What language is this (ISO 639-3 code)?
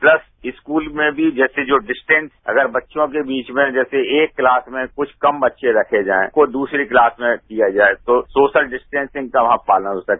hin